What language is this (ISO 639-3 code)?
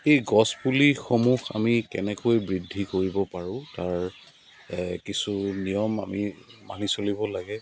asm